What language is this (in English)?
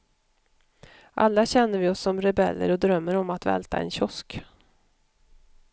Swedish